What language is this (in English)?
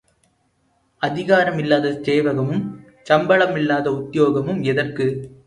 Tamil